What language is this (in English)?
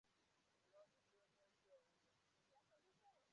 Igbo